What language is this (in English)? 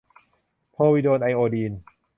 Thai